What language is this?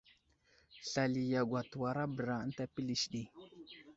Wuzlam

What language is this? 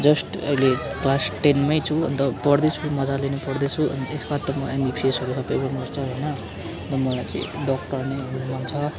Nepali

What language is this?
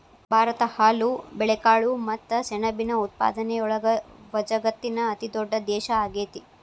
Kannada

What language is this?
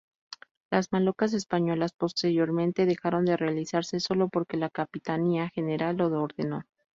Spanish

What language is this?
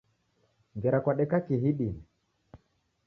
Taita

